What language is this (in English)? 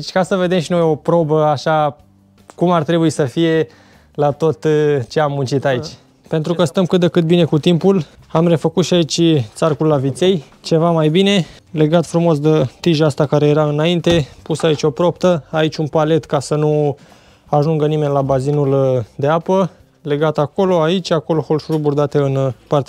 Romanian